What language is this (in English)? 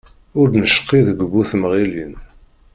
Kabyle